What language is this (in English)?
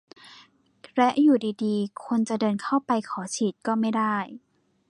Thai